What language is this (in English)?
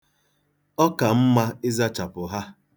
Igbo